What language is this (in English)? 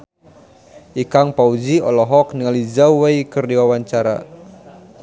Sundanese